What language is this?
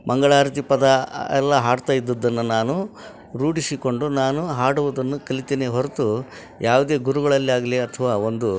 Kannada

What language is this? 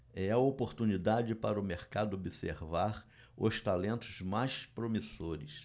Portuguese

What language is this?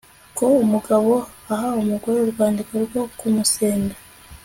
Kinyarwanda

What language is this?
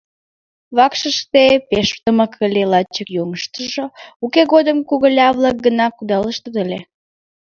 Mari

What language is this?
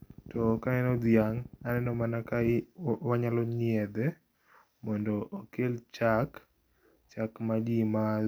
Luo (Kenya and Tanzania)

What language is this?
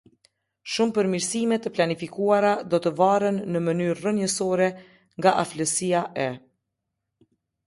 Albanian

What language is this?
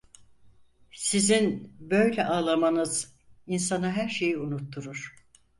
Turkish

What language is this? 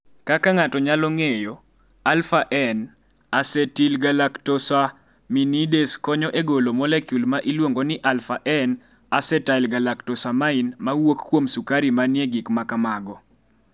Luo (Kenya and Tanzania)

